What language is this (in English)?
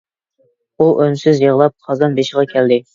Uyghur